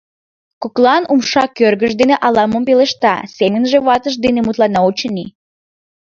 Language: Mari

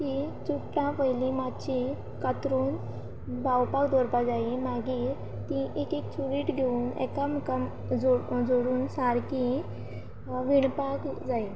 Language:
Konkani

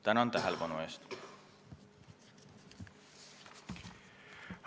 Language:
Estonian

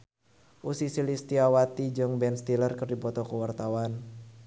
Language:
Sundanese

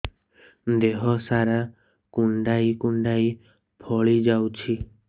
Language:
Odia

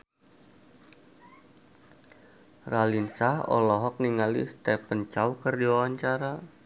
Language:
Sundanese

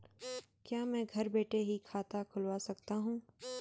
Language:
Hindi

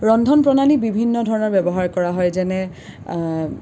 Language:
Assamese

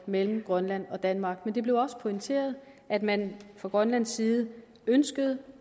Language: Danish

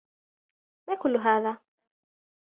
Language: Arabic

